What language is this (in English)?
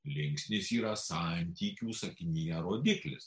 Lithuanian